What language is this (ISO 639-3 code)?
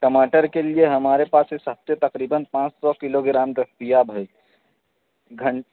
urd